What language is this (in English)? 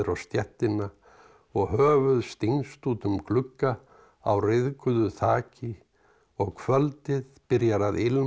Icelandic